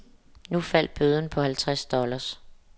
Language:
Danish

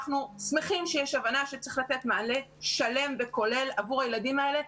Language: Hebrew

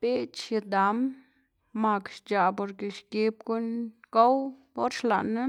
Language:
Xanaguía Zapotec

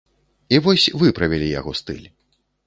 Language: Belarusian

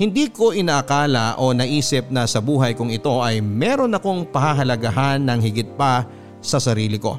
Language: Filipino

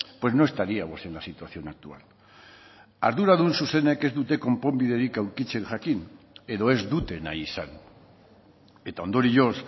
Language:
Basque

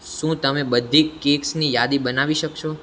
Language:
Gujarati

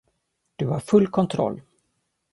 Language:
Swedish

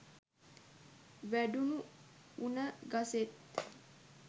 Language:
Sinhala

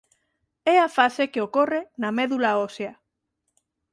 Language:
Galician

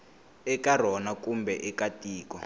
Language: Tsonga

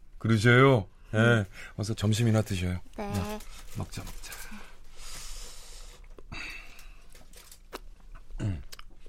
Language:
Korean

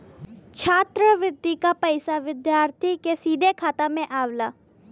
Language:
Bhojpuri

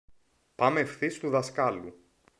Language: Greek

